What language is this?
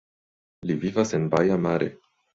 Esperanto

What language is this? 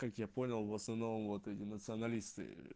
Russian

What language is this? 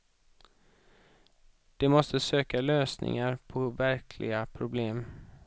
Swedish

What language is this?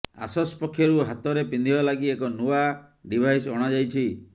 Odia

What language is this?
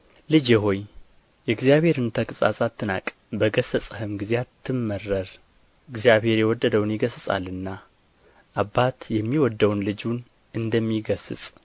Amharic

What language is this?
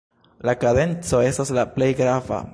Esperanto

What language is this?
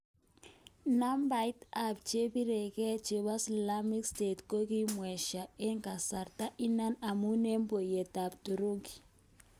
Kalenjin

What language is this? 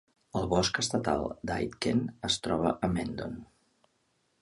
Catalan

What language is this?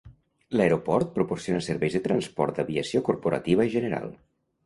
Catalan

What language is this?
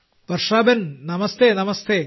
Malayalam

